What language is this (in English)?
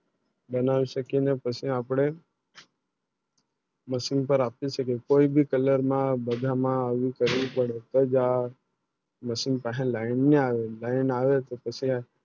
Gujarati